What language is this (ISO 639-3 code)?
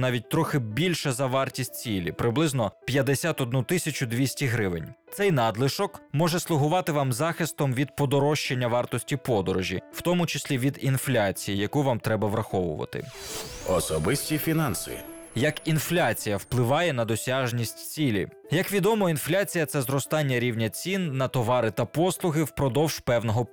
ukr